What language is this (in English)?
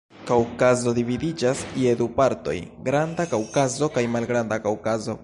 Esperanto